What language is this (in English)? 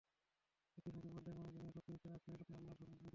Bangla